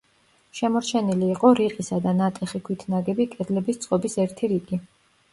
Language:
Georgian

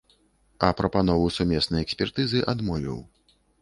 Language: Belarusian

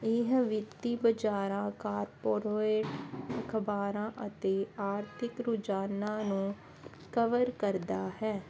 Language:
Punjabi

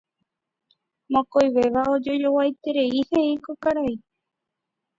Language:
Guarani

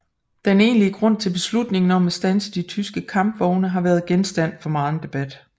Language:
Danish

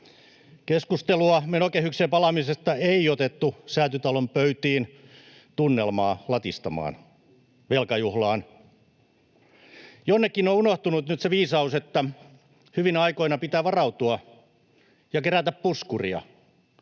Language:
Finnish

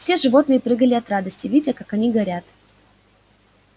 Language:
Russian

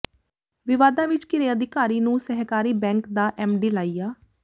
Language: Punjabi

